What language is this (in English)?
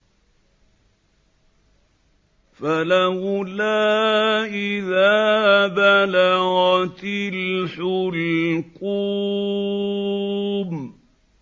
Arabic